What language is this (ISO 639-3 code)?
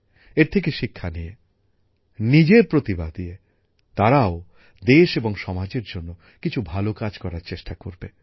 ben